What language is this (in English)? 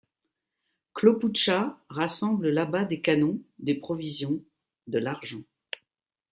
French